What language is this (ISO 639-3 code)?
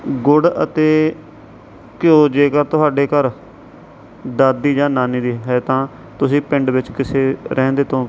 pan